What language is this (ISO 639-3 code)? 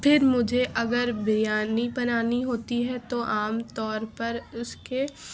urd